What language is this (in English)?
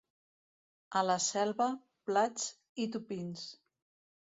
Catalan